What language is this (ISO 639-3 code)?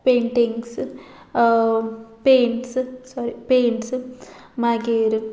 kok